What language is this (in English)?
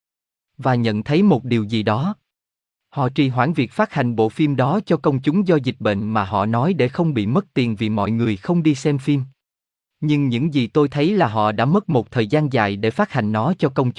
Vietnamese